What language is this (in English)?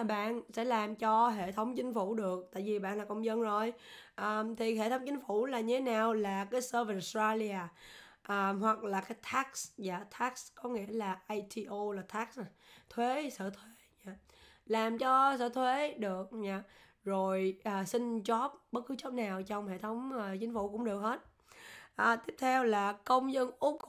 Vietnamese